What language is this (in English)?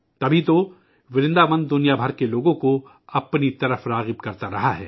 Urdu